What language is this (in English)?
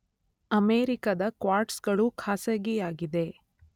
Kannada